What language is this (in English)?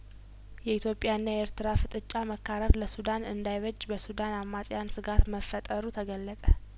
Amharic